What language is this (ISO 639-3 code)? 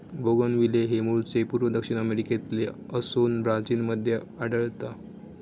mar